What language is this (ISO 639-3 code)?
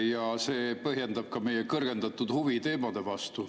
est